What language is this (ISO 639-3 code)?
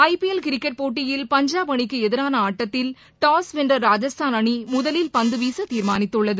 tam